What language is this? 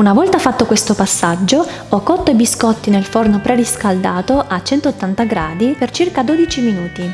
Italian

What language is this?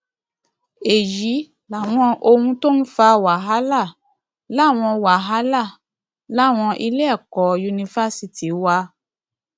Yoruba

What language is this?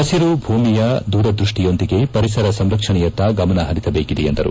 Kannada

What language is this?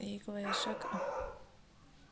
Chhattisgarhi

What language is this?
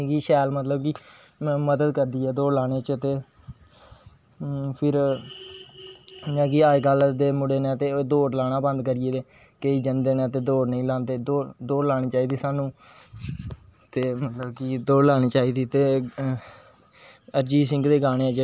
Dogri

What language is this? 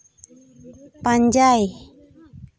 Santali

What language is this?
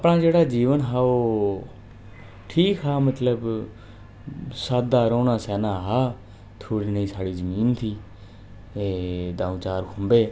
Dogri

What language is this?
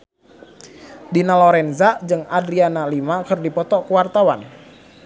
Sundanese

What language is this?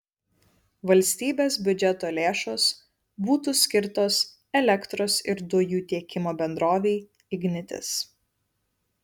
Lithuanian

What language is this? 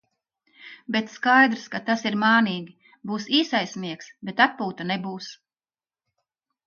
Latvian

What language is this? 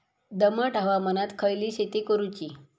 Marathi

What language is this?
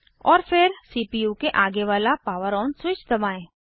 Hindi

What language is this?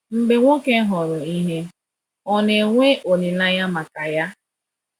Igbo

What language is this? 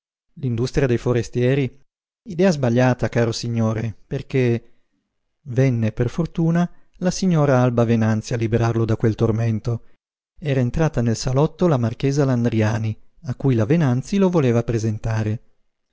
Italian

